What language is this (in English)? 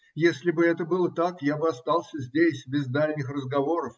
Russian